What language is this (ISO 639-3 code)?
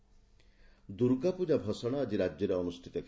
ori